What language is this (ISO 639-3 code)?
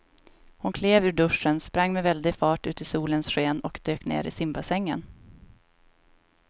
swe